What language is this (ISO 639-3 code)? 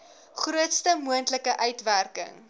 afr